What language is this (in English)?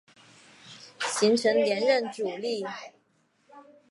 Chinese